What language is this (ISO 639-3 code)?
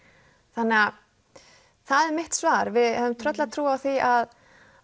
isl